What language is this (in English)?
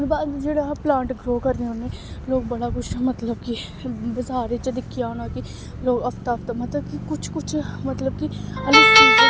Dogri